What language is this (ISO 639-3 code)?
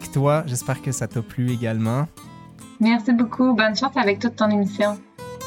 fra